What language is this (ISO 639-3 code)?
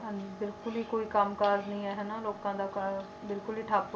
pan